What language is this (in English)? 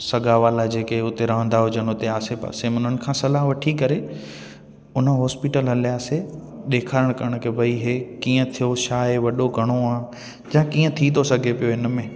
Sindhi